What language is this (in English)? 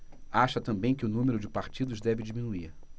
Portuguese